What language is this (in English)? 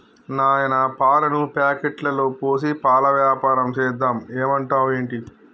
Telugu